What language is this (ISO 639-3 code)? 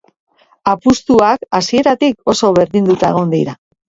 eus